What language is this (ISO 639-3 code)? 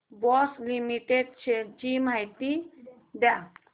mar